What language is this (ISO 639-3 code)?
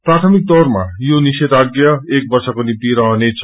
nep